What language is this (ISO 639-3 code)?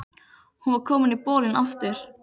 isl